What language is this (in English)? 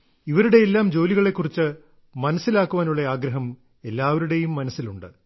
Malayalam